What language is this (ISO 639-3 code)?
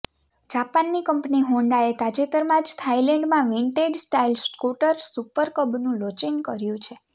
guj